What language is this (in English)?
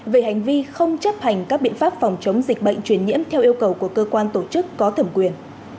Vietnamese